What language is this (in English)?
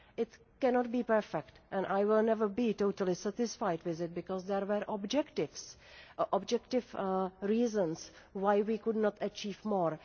English